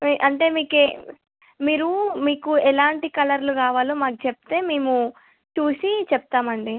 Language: Telugu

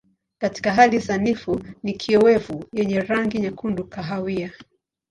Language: Swahili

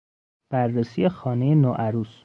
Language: Persian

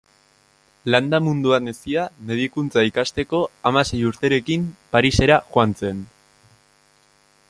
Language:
Basque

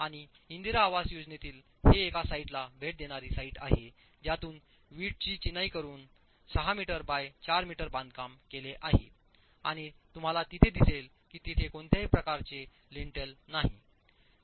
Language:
Marathi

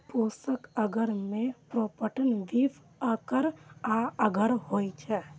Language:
Maithili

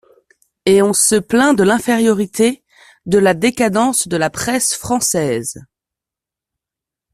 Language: French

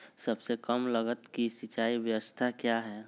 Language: Magahi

